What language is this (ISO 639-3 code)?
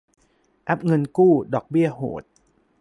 tha